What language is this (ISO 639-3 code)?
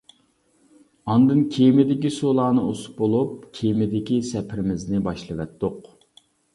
uig